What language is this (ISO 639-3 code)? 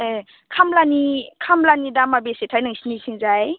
brx